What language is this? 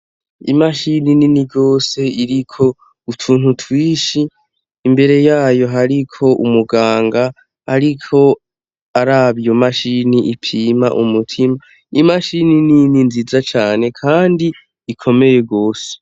Rundi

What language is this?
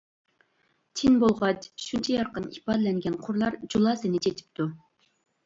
Uyghur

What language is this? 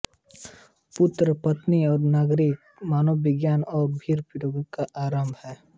Hindi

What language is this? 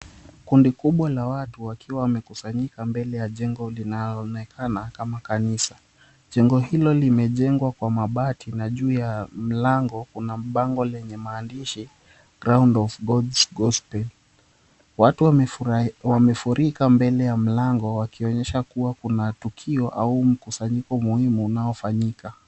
Swahili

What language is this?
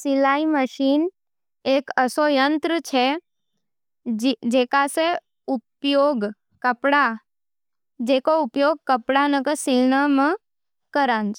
Nimadi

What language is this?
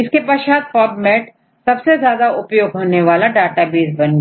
Hindi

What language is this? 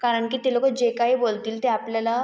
Marathi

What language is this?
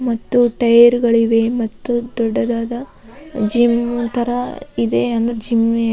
Kannada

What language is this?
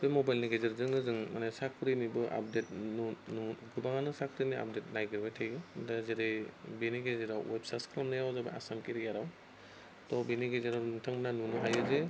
Bodo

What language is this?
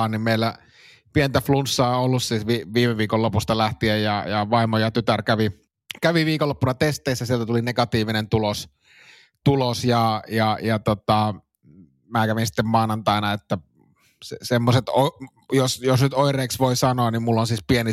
Finnish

